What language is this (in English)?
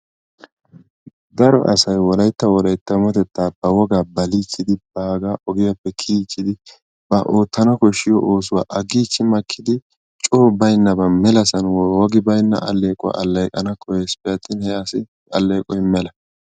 Wolaytta